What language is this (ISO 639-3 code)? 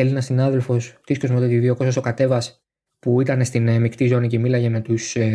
ell